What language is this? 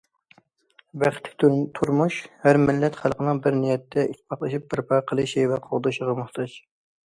Uyghur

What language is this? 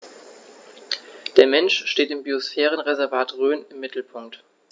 German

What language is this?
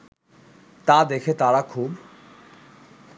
Bangla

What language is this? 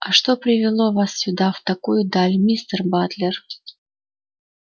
Russian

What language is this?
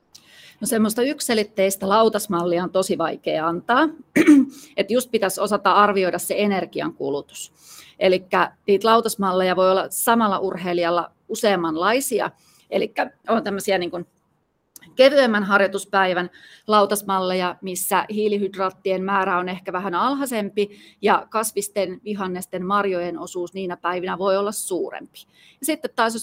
Finnish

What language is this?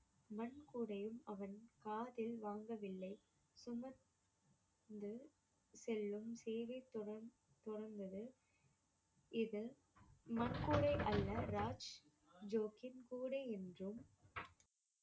Tamil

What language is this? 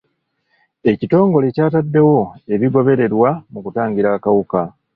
Ganda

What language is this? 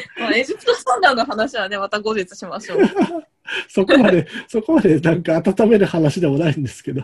Japanese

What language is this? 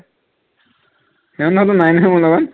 Assamese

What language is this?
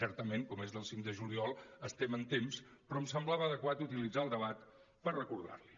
Catalan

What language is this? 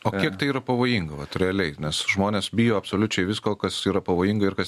Lithuanian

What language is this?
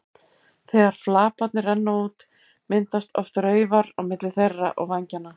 Icelandic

